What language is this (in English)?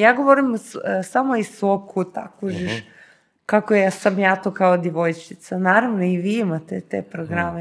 Croatian